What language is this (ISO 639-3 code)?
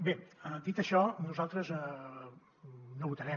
cat